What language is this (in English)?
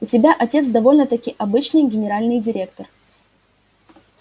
Russian